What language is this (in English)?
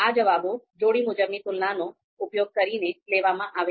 Gujarati